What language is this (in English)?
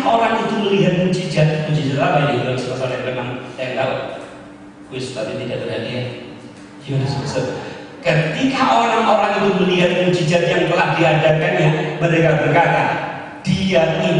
Indonesian